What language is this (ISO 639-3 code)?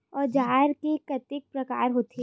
hne